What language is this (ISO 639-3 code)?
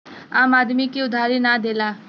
bho